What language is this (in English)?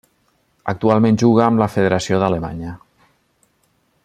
Catalan